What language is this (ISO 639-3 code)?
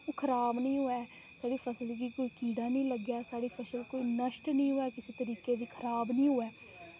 doi